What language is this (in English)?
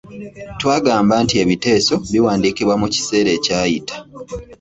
Ganda